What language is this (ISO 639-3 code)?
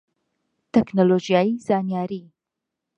ckb